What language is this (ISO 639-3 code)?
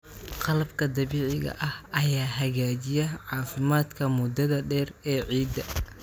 som